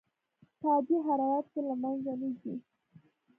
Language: Pashto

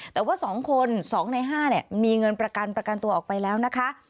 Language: Thai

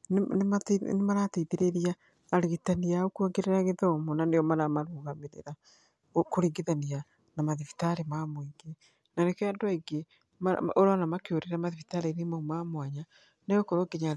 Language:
Kikuyu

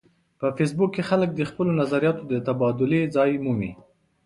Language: Pashto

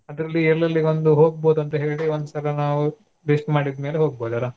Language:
Kannada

